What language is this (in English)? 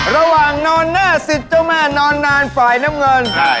Thai